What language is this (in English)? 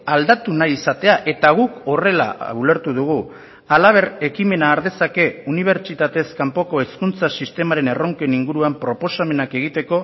Basque